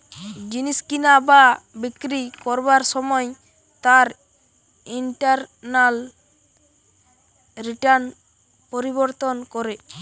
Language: Bangla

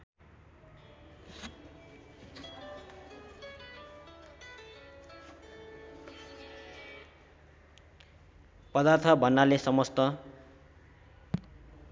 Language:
Nepali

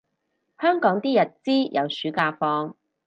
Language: Cantonese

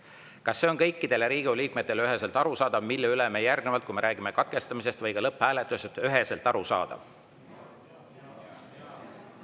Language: Estonian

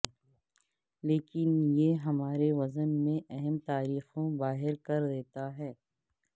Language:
Urdu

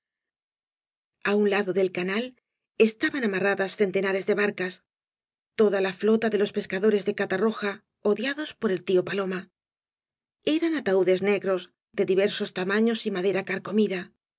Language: Spanish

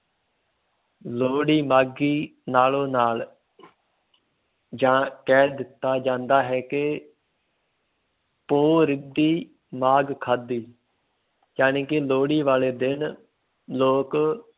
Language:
Punjabi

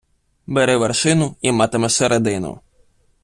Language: Ukrainian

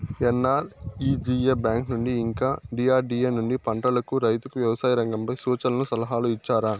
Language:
Telugu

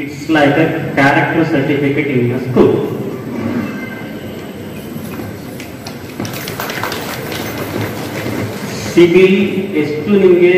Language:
Kannada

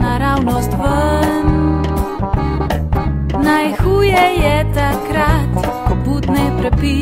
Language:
Ukrainian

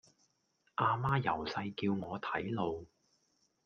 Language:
Cantonese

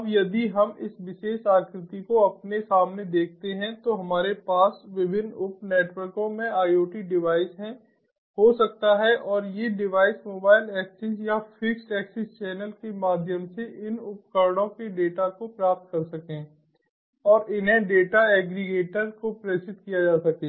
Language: Hindi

